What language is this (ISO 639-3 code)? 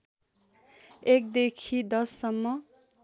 nep